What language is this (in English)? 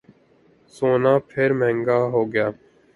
Urdu